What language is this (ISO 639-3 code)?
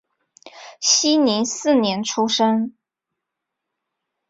zho